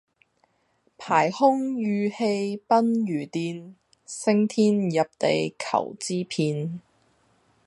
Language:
Cantonese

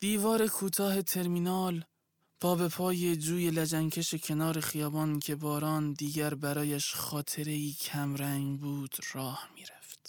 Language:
Persian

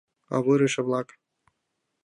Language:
Mari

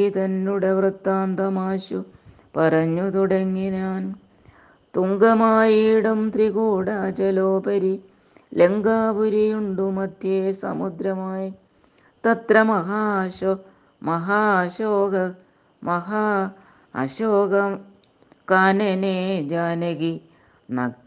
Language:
Malayalam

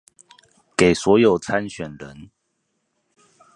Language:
Chinese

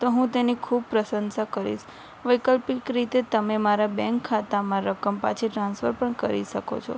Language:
Gujarati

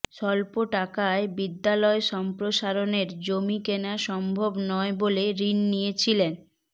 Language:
Bangla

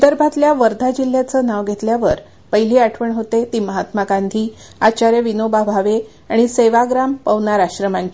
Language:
Marathi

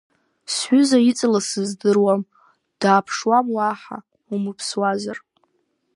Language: Abkhazian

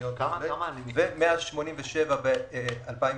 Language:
Hebrew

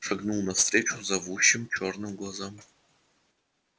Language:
Russian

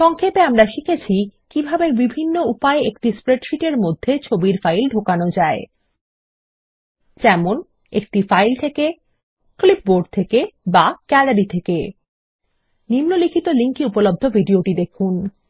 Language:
Bangla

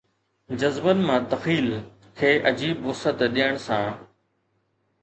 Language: Sindhi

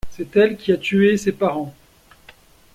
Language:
French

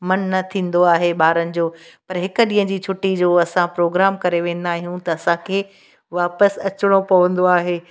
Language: Sindhi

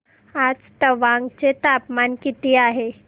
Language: Marathi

